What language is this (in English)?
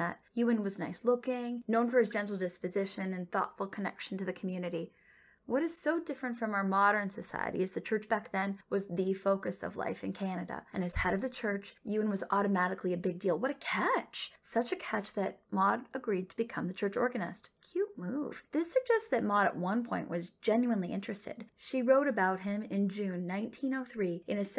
English